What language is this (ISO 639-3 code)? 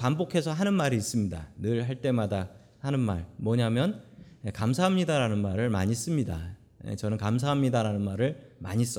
kor